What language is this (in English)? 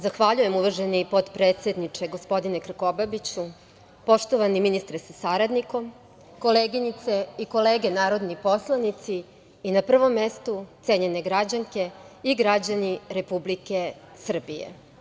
Serbian